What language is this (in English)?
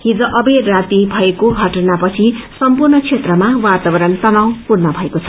Nepali